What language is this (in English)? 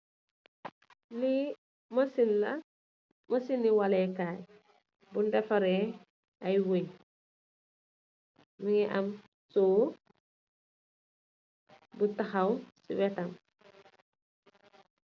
Wolof